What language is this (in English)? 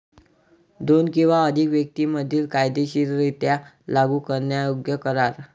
Marathi